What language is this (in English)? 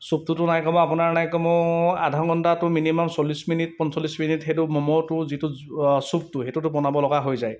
Assamese